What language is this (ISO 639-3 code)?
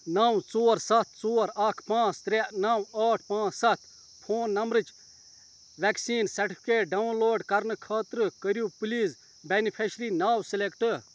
kas